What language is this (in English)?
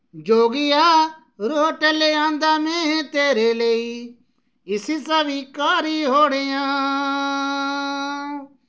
Dogri